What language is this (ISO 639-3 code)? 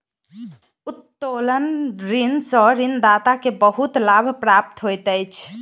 mai